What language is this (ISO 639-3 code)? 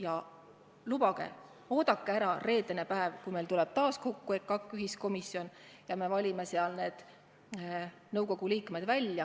est